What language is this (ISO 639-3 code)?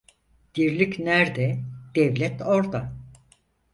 tur